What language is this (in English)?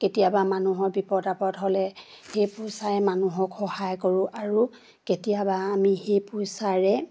Assamese